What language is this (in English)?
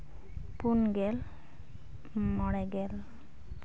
Santali